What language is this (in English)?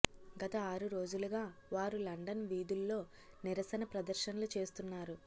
Telugu